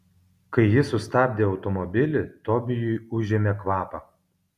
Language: Lithuanian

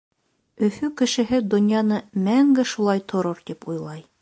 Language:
Bashkir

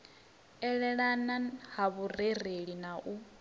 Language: Venda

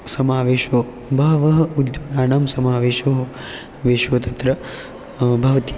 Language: Sanskrit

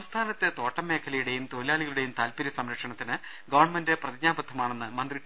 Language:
Malayalam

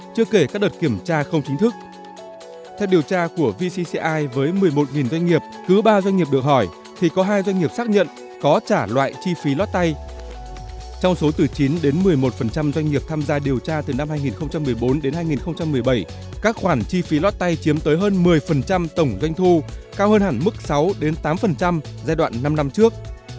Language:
Vietnamese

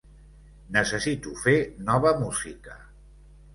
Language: Catalan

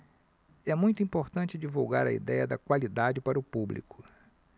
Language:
Portuguese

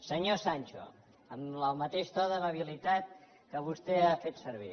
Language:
Catalan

